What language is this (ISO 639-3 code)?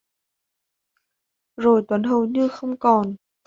vie